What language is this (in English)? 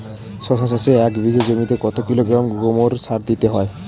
Bangla